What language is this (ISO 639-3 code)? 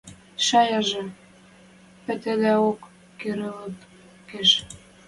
mrj